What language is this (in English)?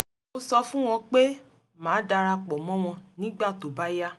Yoruba